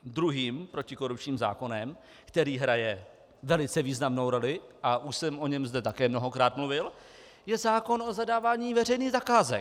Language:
Czech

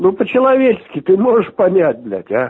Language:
Russian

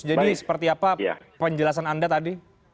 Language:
Indonesian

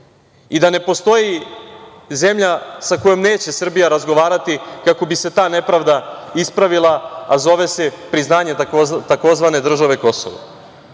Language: Serbian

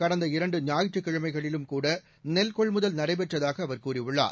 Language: Tamil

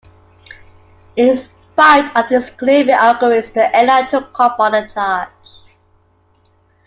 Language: English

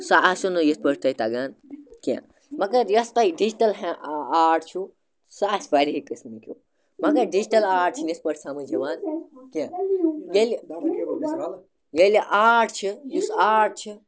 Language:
Kashmiri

